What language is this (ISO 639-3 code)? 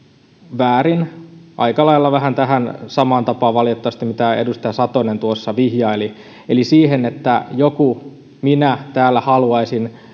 fin